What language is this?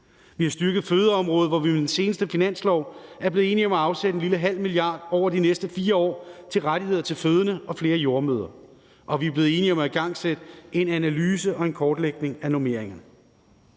Danish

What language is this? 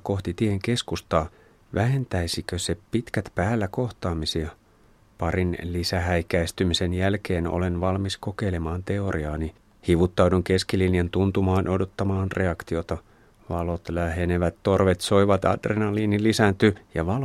Finnish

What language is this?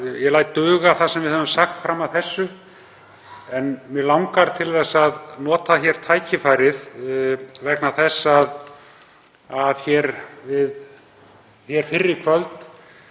Icelandic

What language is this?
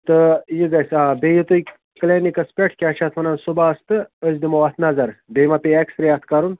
Kashmiri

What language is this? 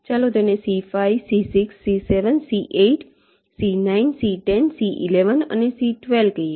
Gujarati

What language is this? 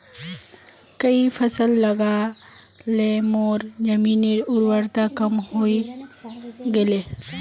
Magahi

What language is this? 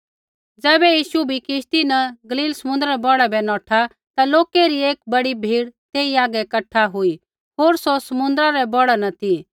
Kullu Pahari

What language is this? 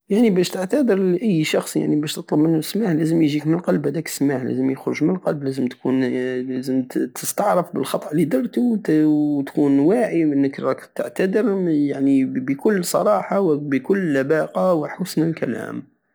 Algerian Saharan Arabic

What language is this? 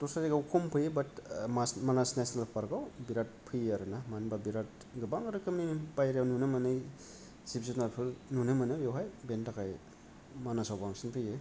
Bodo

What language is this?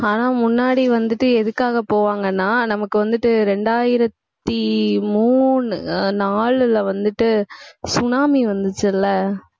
Tamil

